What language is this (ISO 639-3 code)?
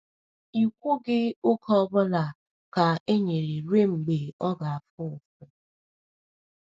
ibo